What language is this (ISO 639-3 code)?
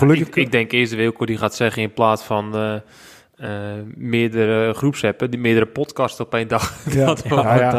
nld